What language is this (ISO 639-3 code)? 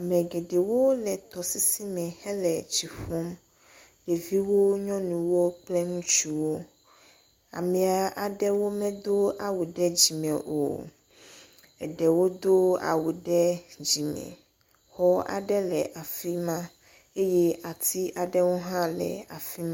ewe